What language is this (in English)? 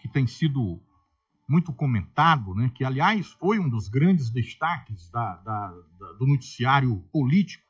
Portuguese